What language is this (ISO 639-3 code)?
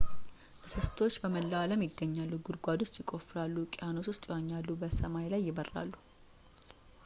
amh